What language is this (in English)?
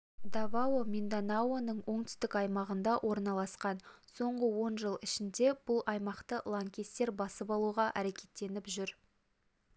Kazakh